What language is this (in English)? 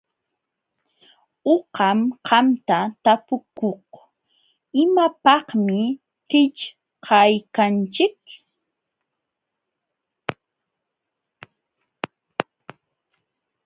Jauja Wanca Quechua